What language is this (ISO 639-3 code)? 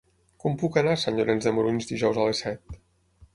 cat